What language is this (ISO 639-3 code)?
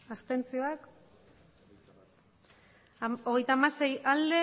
eus